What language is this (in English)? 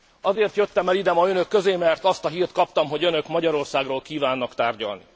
Hungarian